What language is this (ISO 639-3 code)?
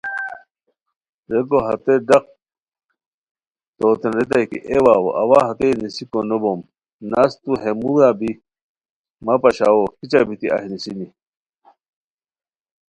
khw